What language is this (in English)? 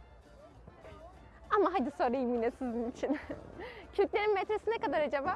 Turkish